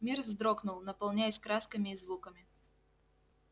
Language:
Russian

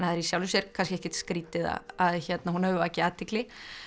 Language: Icelandic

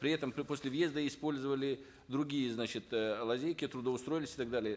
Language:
Kazakh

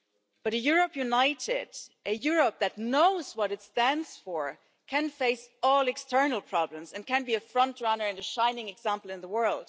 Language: English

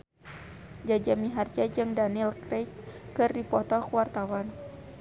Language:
Sundanese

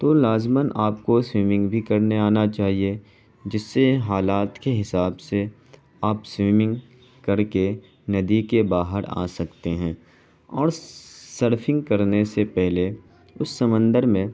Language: Urdu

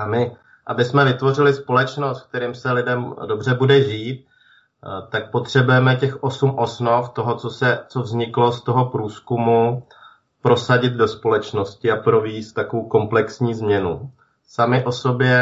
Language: Czech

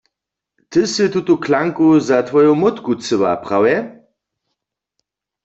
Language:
Upper Sorbian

